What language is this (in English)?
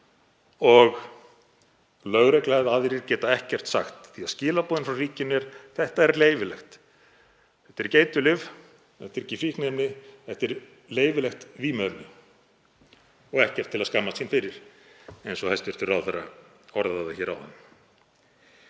Icelandic